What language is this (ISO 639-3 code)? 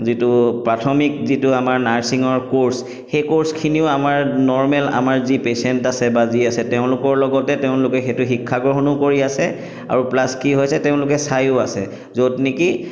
asm